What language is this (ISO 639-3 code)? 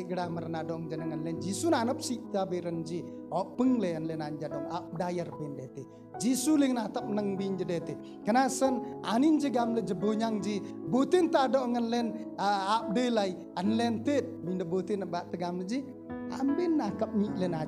ind